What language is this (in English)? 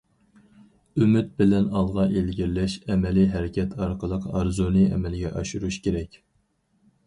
Uyghur